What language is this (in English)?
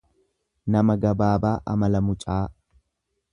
Oromo